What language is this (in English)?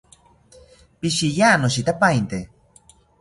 South Ucayali Ashéninka